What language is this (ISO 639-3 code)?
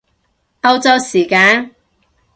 yue